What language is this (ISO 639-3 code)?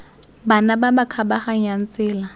tsn